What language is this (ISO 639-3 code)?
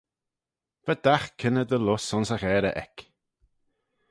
glv